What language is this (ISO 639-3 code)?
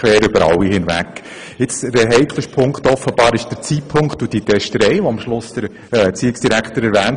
gsw